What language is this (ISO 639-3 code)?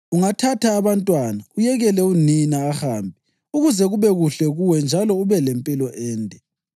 nde